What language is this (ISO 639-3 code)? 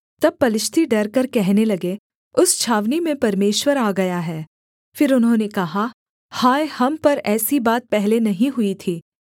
hin